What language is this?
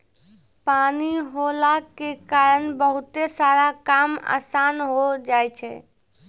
Maithili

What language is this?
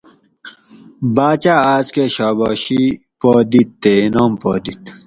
Gawri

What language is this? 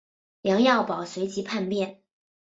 Chinese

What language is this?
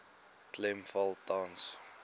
Afrikaans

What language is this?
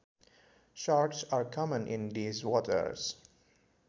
Sundanese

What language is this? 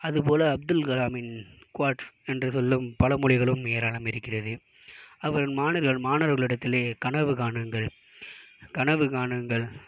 Tamil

